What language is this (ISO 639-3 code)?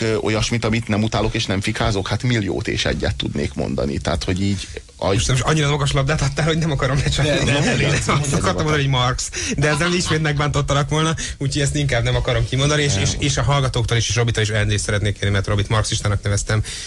hun